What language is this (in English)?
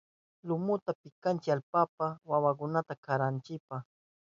Southern Pastaza Quechua